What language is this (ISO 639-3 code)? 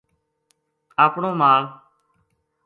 gju